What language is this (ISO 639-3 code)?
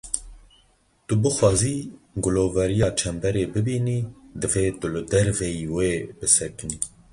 kur